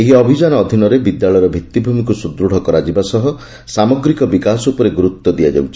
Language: Odia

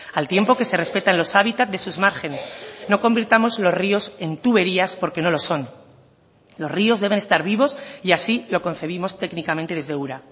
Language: Spanish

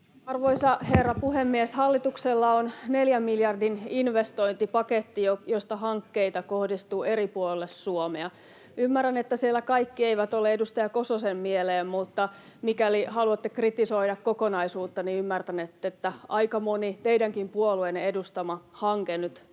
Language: Finnish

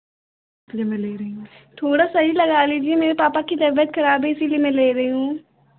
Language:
Hindi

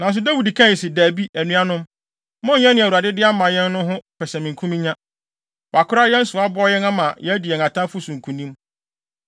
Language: Akan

